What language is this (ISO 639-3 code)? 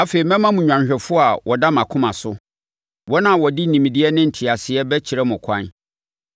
aka